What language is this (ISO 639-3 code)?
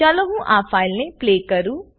guj